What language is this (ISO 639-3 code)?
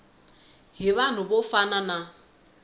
tso